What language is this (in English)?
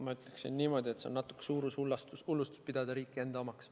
Estonian